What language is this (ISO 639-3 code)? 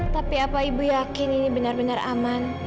ind